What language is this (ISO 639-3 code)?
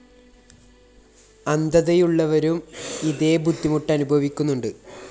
mal